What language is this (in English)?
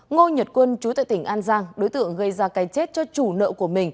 Vietnamese